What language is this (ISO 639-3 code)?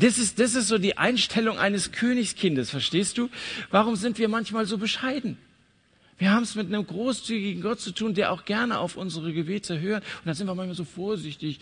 deu